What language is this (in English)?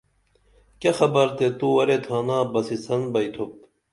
Dameli